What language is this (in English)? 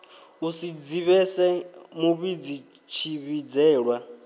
Venda